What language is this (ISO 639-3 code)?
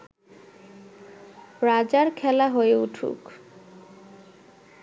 ben